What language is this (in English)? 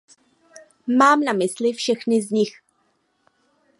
Czech